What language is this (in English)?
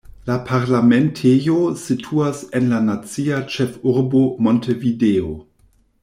Esperanto